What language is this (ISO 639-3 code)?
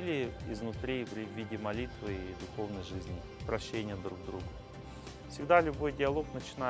rus